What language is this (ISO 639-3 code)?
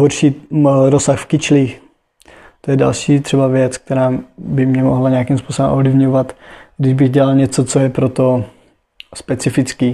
ces